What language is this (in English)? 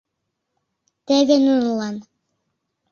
Mari